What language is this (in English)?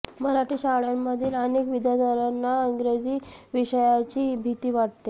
Marathi